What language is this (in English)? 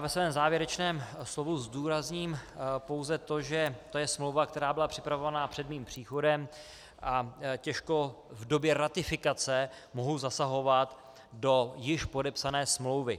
Czech